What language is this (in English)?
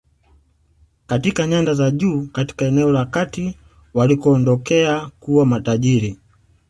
Swahili